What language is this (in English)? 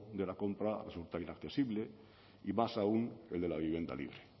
Spanish